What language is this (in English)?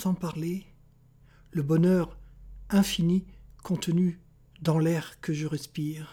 French